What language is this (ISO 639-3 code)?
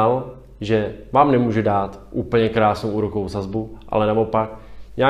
ces